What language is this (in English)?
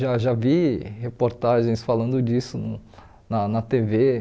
Portuguese